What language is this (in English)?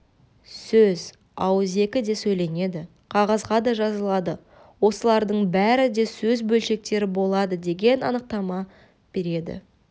Kazakh